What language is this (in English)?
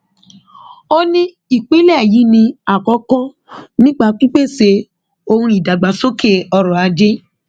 Yoruba